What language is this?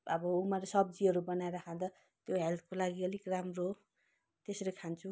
Nepali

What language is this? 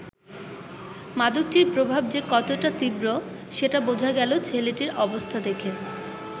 Bangla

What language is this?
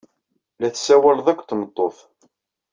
Kabyle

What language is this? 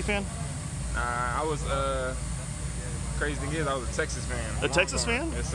English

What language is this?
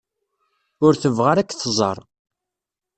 Kabyle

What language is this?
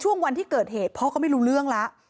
Thai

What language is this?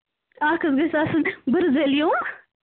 Kashmiri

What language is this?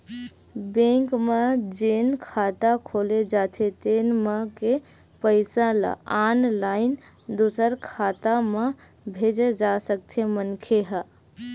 Chhattisgarhi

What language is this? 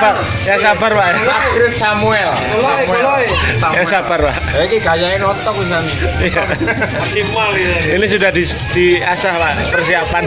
Indonesian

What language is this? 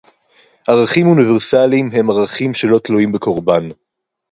Hebrew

